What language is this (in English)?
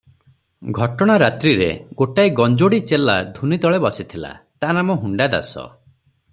Odia